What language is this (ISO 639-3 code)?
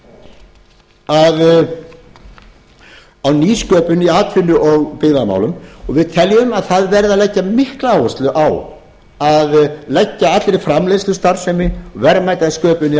isl